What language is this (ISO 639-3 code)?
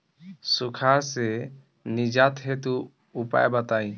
bho